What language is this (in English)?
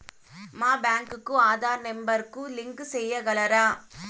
Telugu